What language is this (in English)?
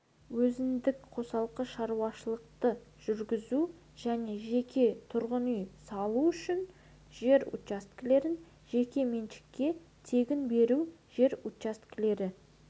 Kazakh